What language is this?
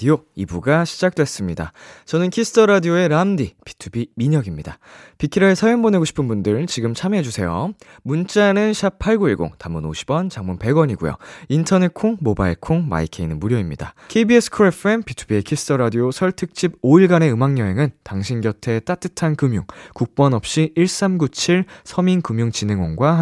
Korean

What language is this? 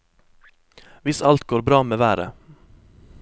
Norwegian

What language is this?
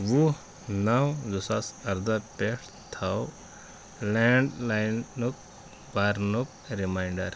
Kashmiri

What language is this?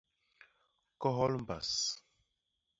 Basaa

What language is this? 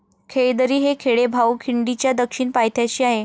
Marathi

